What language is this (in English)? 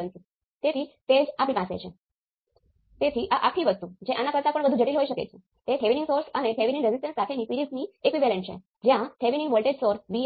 Gujarati